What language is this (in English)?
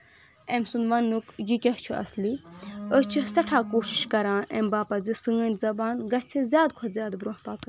Kashmiri